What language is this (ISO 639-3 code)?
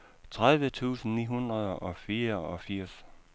dan